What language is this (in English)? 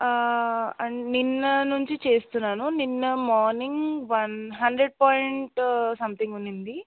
Telugu